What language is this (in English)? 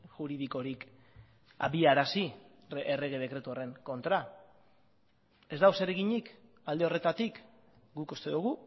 Basque